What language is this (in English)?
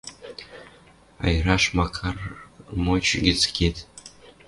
Western Mari